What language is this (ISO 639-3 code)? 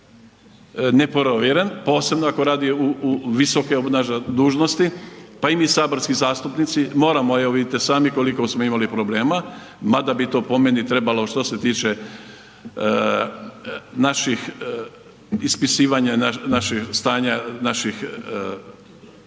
hrv